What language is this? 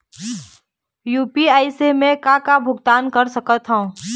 Chhattisgarhi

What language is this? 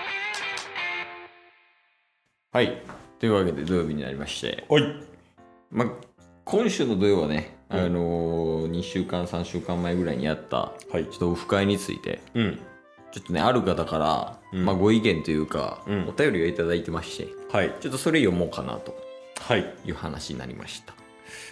Japanese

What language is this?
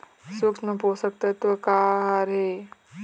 Chhattisgarhi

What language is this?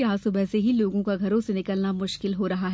Hindi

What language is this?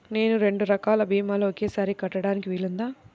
Telugu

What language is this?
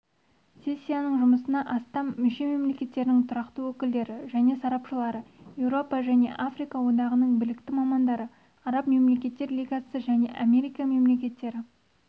Kazakh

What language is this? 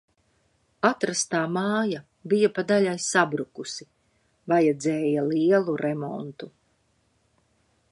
Latvian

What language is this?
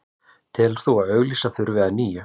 Icelandic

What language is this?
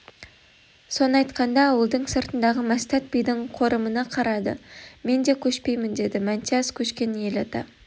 Kazakh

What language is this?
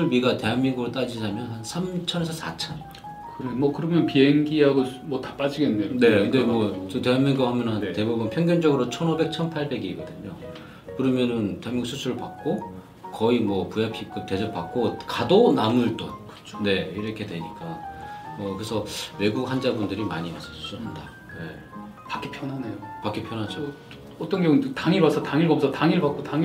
Korean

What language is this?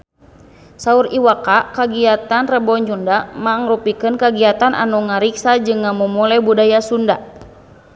Sundanese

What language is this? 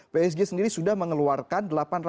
Indonesian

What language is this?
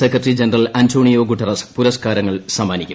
Malayalam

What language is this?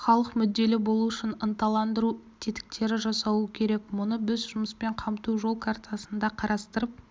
Kazakh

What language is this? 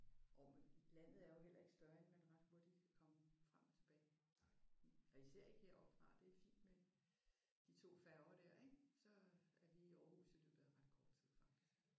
Danish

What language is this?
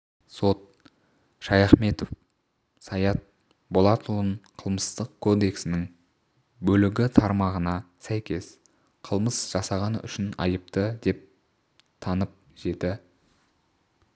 Kazakh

